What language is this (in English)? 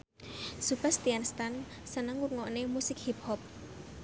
Javanese